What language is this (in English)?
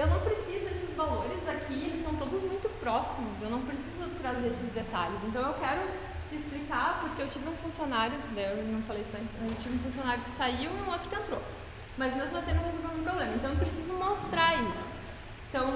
Portuguese